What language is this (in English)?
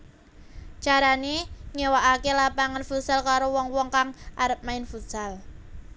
Javanese